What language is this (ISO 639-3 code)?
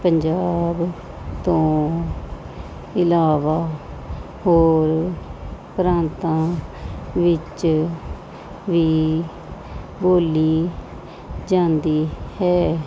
pan